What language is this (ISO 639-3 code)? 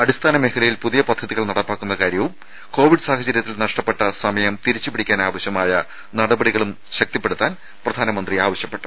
mal